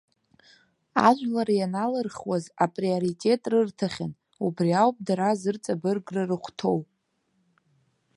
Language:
Abkhazian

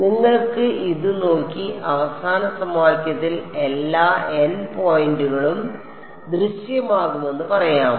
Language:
Malayalam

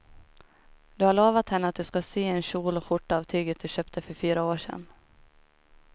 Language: Swedish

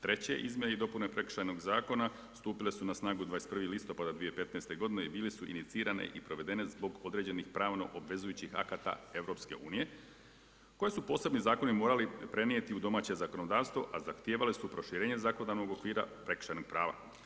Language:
Croatian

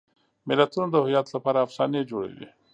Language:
Pashto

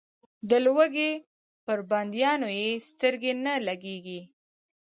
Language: Pashto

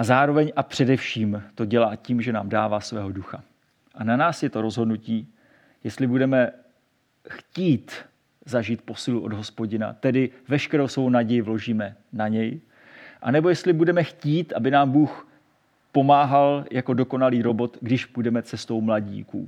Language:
Czech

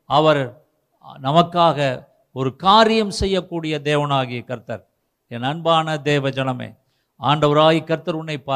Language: Tamil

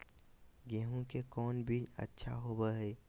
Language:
Magahi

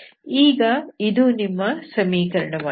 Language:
Kannada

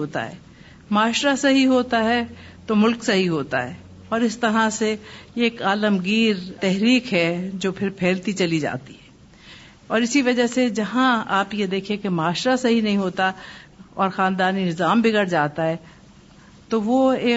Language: Urdu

